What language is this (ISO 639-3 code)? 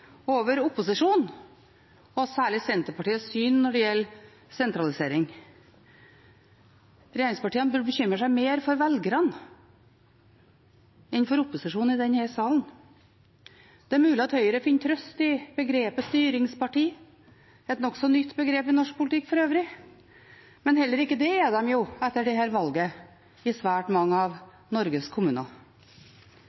nob